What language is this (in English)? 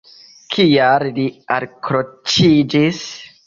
Esperanto